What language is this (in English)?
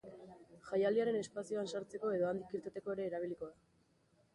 Basque